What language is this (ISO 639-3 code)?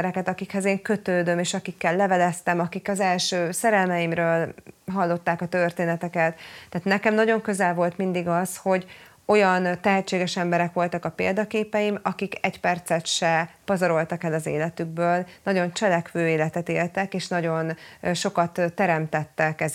hun